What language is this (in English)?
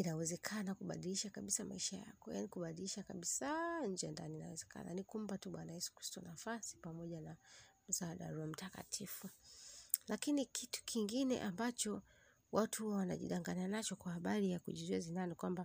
Swahili